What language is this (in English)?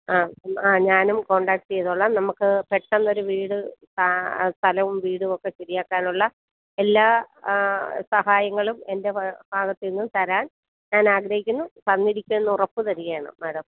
Malayalam